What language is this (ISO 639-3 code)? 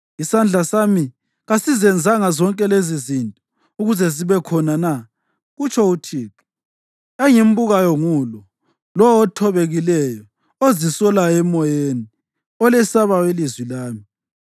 nde